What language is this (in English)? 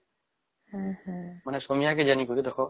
Odia